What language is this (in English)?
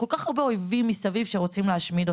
Hebrew